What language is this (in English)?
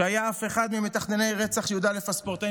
Hebrew